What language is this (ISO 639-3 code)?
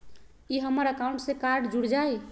mag